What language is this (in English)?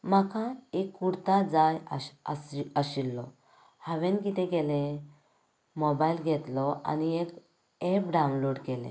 Konkani